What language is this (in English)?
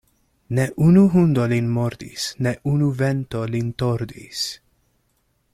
Esperanto